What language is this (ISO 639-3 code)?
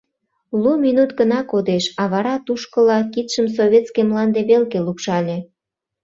chm